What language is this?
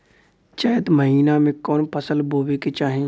Bhojpuri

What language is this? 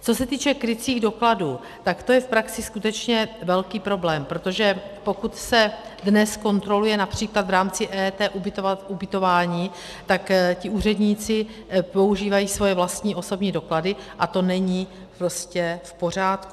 Czech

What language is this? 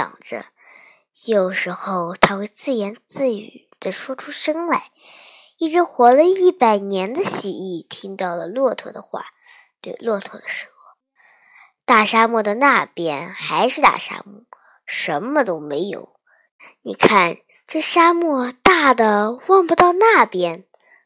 Chinese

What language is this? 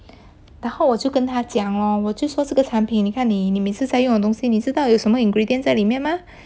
English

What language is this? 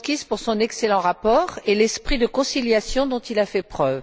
French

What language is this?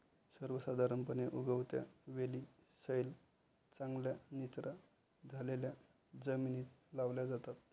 Marathi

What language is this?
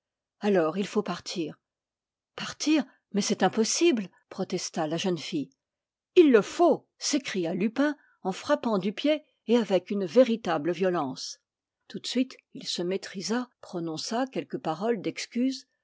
French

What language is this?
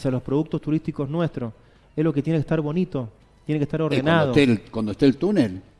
Spanish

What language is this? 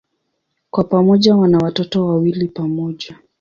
Swahili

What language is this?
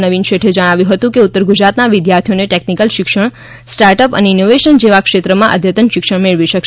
Gujarati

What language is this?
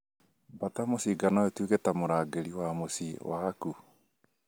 Kikuyu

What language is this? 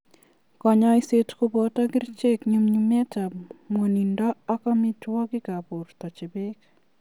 Kalenjin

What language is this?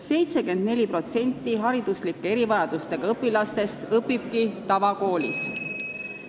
Estonian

